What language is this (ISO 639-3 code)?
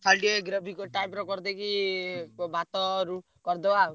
ori